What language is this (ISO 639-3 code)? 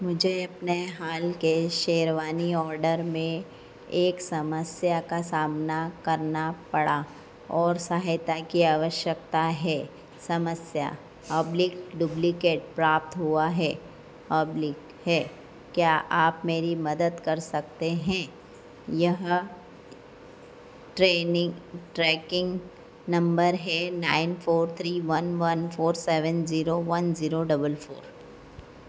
hin